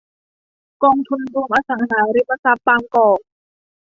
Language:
Thai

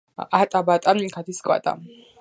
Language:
Georgian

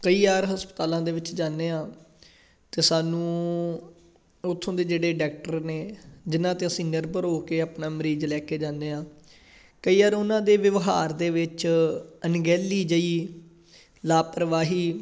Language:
Punjabi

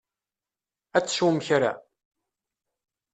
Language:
Kabyle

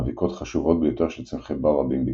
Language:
Hebrew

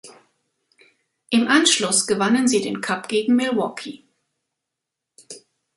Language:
German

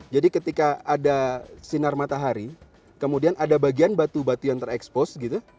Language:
Indonesian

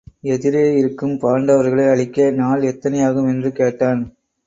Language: Tamil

